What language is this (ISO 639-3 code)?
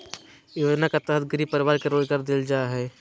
mag